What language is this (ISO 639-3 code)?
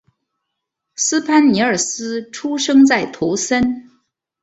zho